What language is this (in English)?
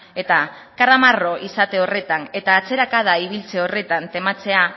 Basque